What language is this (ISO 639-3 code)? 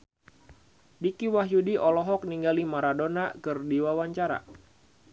sun